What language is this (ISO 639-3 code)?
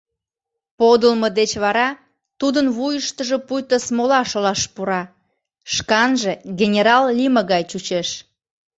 chm